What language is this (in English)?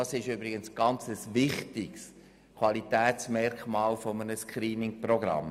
Swiss German